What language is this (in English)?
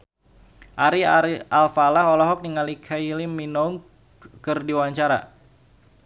Sundanese